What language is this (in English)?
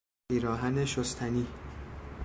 Persian